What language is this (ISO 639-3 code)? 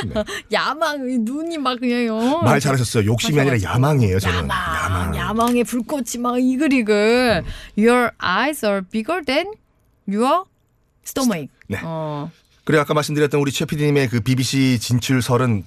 kor